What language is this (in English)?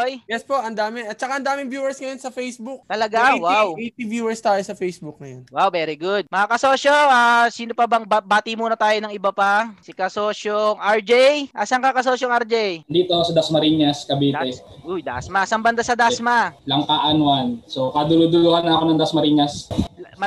Filipino